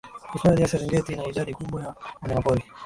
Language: Swahili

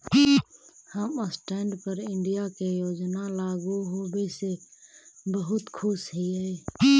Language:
Magahi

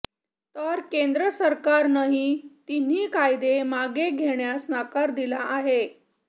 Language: Marathi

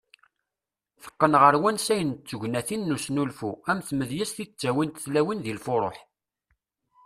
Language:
Kabyle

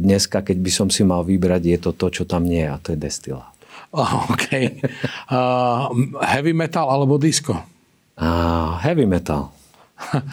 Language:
Slovak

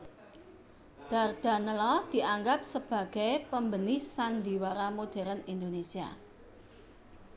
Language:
Javanese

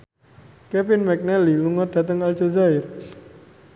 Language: Javanese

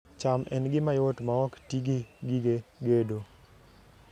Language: Luo (Kenya and Tanzania)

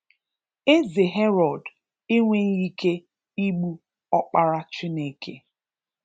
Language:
Igbo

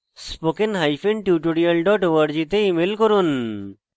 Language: Bangla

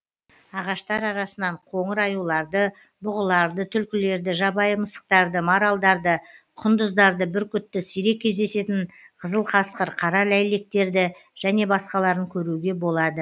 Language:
Kazakh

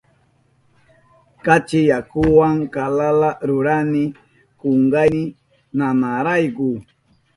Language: Southern Pastaza Quechua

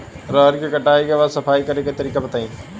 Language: Bhojpuri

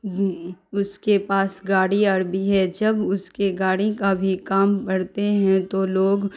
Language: Urdu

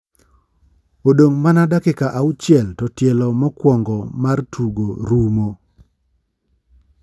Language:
Luo (Kenya and Tanzania)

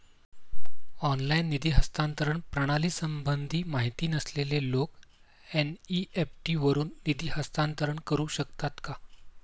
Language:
Marathi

